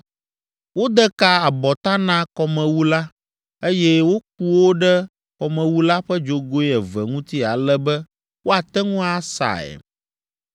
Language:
Ewe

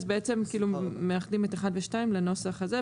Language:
Hebrew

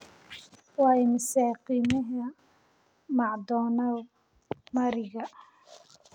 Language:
Somali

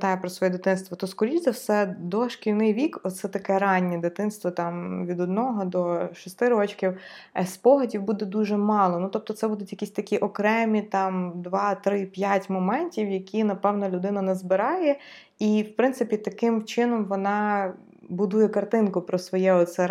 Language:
Ukrainian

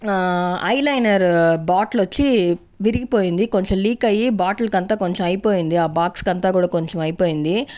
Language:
Telugu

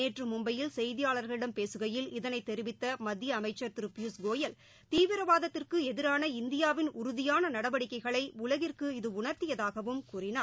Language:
Tamil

